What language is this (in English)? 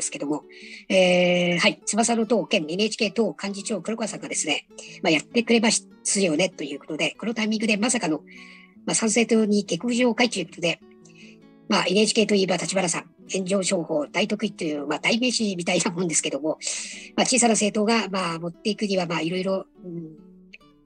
Japanese